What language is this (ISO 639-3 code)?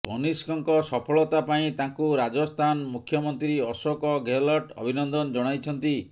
ori